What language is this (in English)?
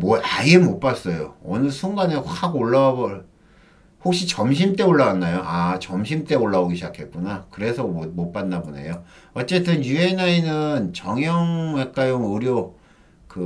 Korean